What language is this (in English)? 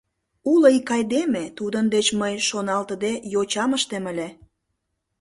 Mari